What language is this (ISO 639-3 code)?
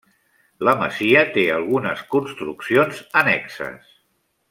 cat